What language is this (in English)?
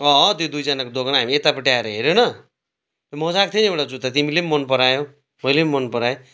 Nepali